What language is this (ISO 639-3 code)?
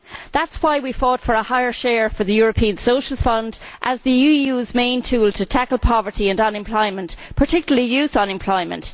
eng